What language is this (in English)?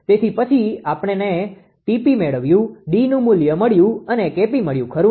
Gujarati